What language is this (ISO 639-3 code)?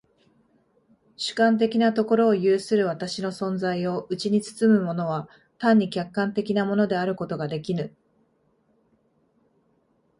jpn